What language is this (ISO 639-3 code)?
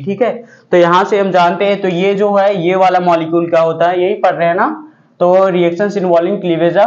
hin